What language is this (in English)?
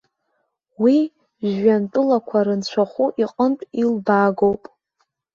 Abkhazian